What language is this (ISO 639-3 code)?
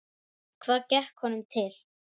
isl